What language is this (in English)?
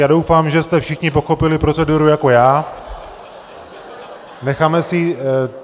Czech